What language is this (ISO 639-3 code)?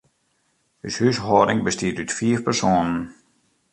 fry